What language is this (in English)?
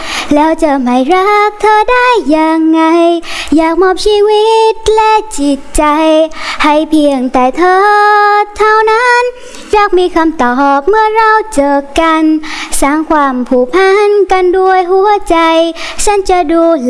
Vietnamese